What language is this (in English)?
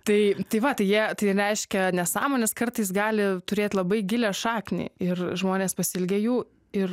Lithuanian